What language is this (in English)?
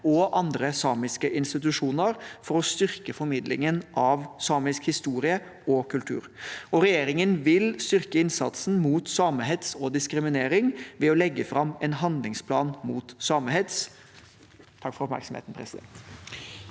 Norwegian